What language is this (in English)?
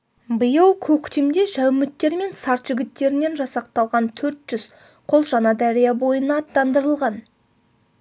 Kazakh